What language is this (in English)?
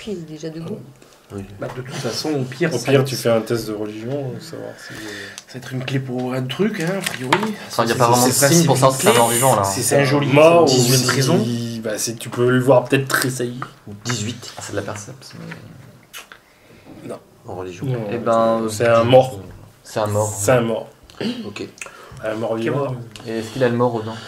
French